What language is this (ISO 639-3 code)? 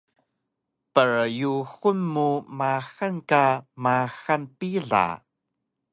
trv